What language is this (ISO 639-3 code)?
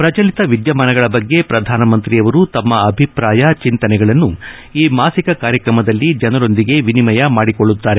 kan